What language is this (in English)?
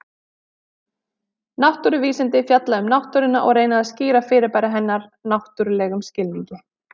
Icelandic